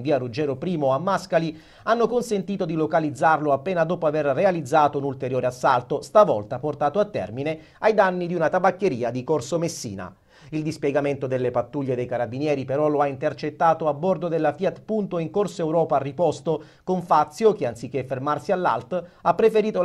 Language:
Italian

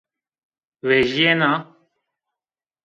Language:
Zaza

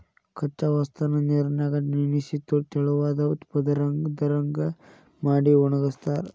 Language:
Kannada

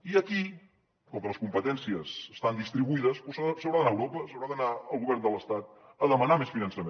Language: Catalan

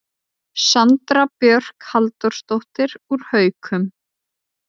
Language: Icelandic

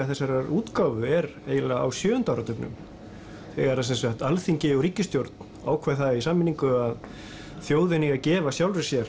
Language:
Icelandic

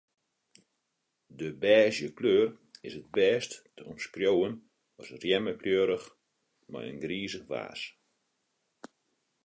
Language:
Western Frisian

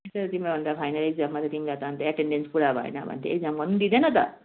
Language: Nepali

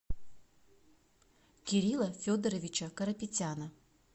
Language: Russian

